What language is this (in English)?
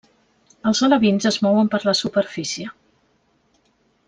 Catalan